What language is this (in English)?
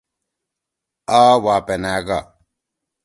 Torwali